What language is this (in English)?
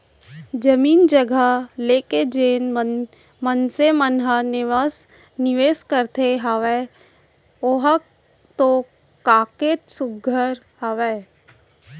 Chhattisgarhi